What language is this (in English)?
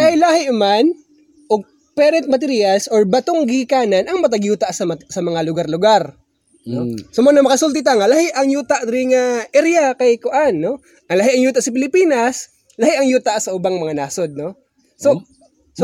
Filipino